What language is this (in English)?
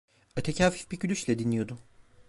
Turkish